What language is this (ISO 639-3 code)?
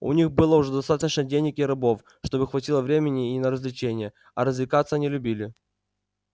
rus